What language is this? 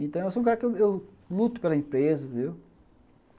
Portuguese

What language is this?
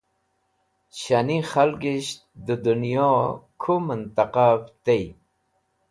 Wakhi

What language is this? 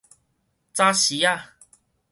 Min Nan Chinese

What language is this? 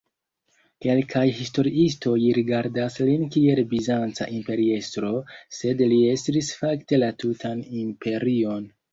Esperanto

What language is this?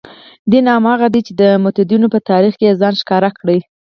Pashto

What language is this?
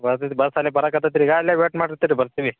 Kannada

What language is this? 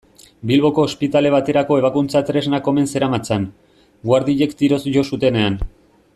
Basque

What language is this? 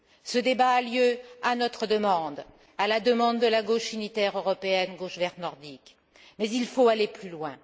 French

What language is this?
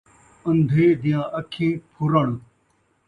Saraiki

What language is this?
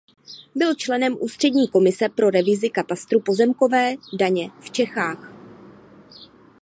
Czech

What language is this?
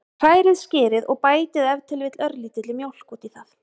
Icelandic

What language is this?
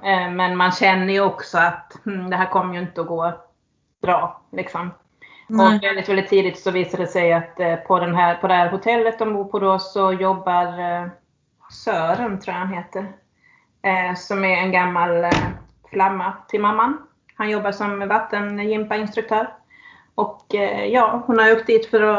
Swedish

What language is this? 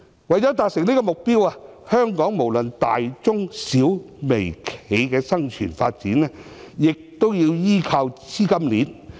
Cantonese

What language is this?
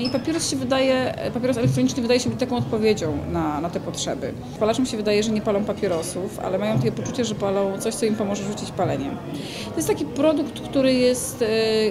Polish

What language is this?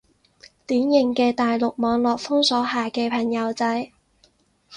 Cantonese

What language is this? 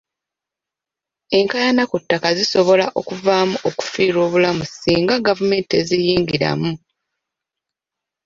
Ganda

